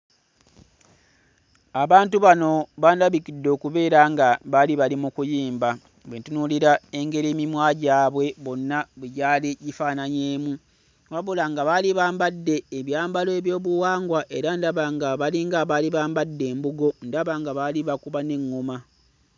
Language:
Ganda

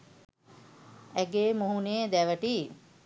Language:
Sinhala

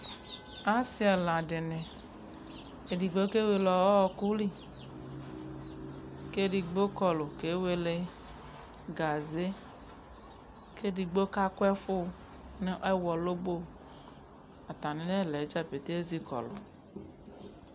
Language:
Ikposo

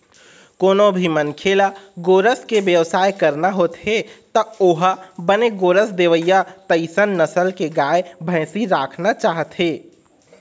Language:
Chhattisgarhi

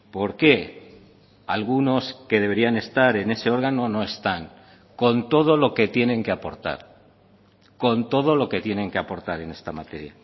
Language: Spanish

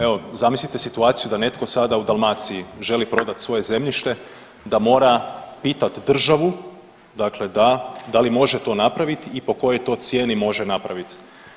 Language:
Croatian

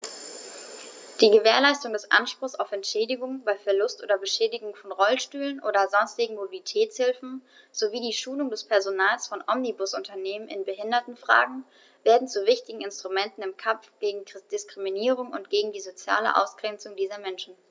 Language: German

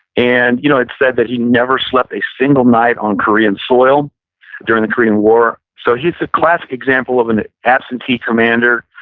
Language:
English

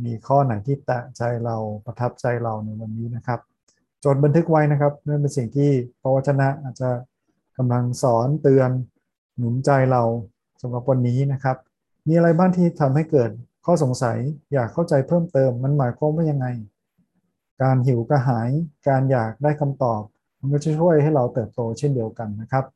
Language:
Thai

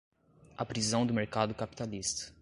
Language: Portuguese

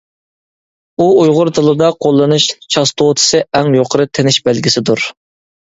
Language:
Uyghur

